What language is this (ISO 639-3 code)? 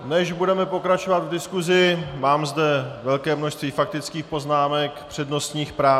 ces